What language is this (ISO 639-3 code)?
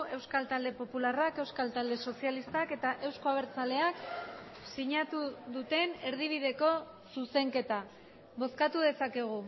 eus